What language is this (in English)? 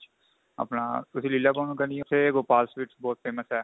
Punjabi